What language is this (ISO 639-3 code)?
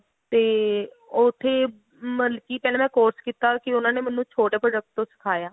pan